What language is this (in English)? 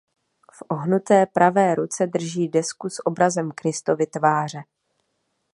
Czech